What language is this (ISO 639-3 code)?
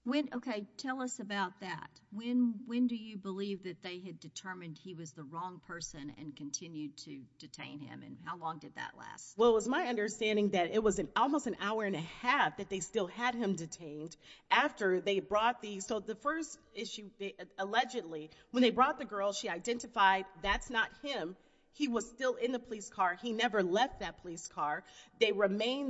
eng